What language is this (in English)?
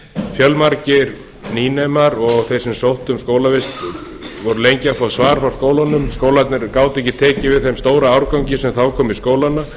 Icelandic